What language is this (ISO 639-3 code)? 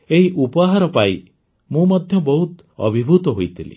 ori